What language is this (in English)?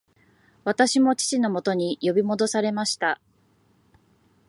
Japanese